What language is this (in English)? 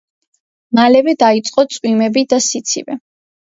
Georgian